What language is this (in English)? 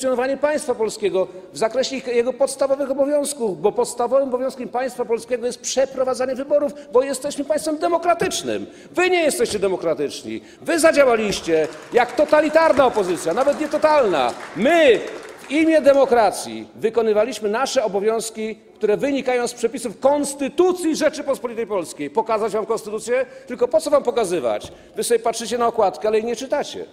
Polish